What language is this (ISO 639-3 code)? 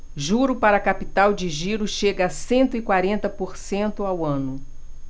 por